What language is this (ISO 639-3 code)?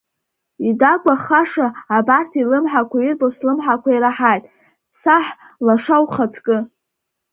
abk